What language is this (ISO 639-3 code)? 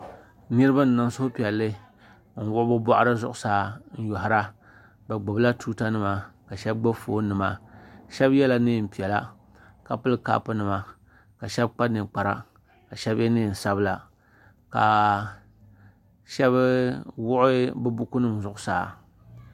dag